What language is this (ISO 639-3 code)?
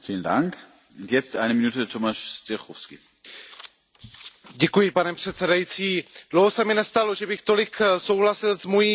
ces